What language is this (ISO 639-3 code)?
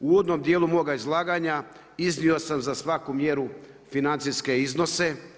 hrv